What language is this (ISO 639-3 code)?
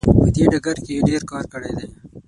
pus